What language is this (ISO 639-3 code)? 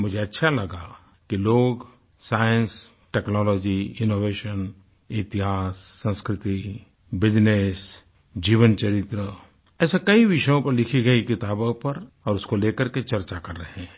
hin